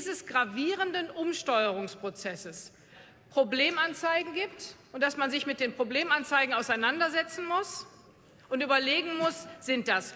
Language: German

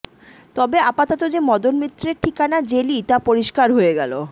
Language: Bangla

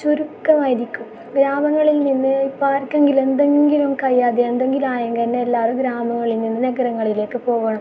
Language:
Malayalam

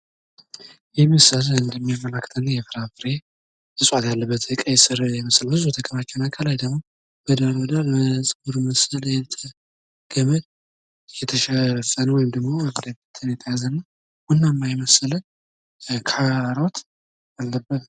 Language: Amharic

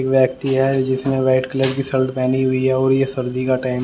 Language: Hindi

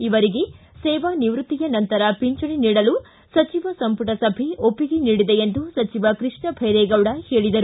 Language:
Kannada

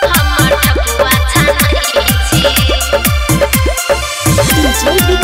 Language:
Thai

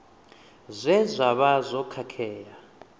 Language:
Venda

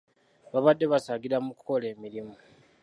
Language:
Ganda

